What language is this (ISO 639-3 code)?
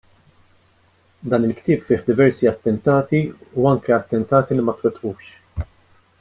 mlt